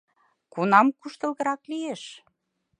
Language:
Mari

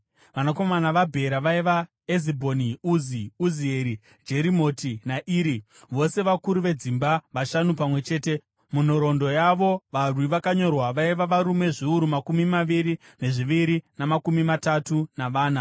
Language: Shona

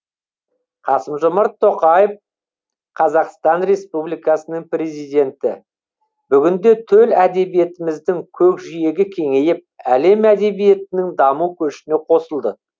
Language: Kazakh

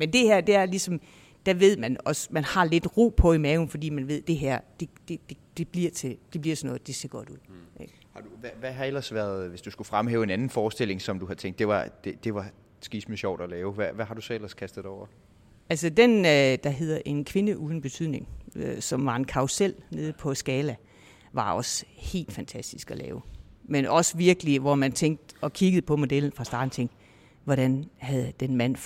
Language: Danish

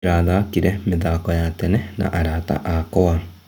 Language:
Kikuyu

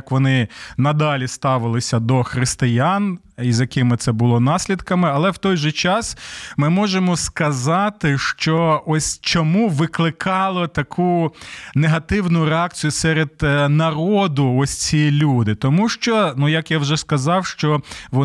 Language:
Ukrainian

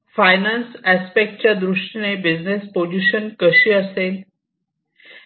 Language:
Marathi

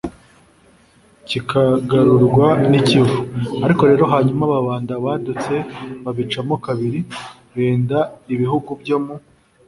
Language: Kinyarwanda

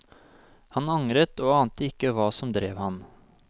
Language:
Norwegian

